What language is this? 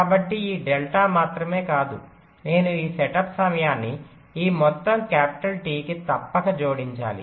Telugu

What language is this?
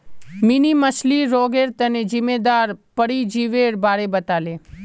Magahi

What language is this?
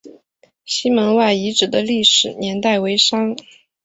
Chinese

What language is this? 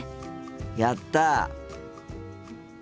Japanese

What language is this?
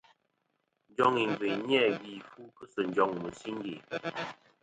Kom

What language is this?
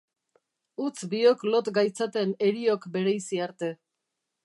Basque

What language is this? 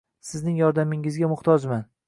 Uzbek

